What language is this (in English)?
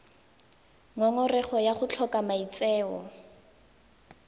Tswana